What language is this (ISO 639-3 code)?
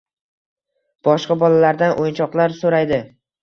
uzb